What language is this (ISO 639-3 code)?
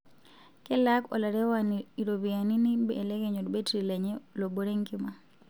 mas